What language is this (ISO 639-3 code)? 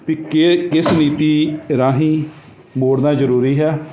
pan